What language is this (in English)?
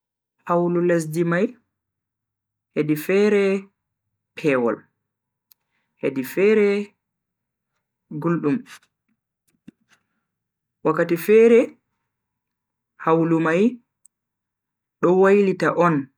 Bagirmi Fulfulde